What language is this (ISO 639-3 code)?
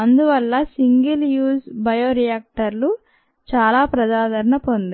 tel